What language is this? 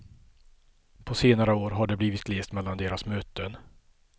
Swedish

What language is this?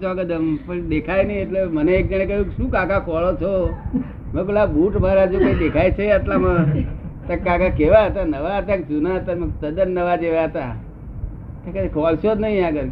Gujarati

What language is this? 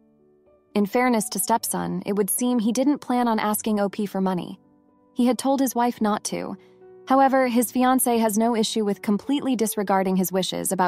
English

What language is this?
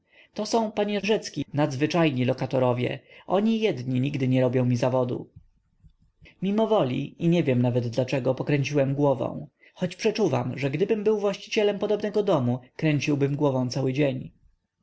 Polish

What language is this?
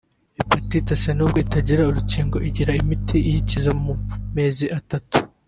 Kinyarwanda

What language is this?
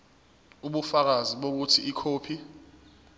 Zulu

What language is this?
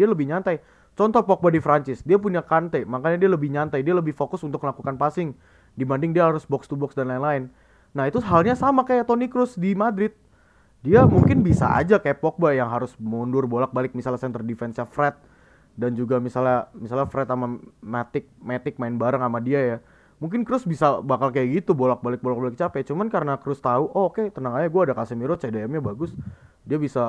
Indonesian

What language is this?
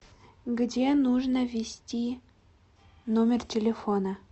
Russian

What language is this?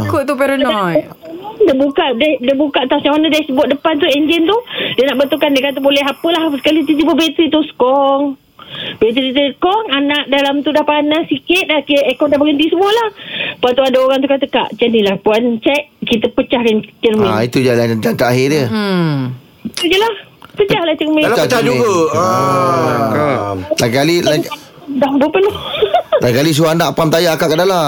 Malay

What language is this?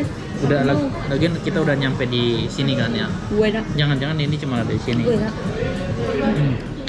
Indonesian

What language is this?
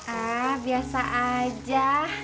Indonesian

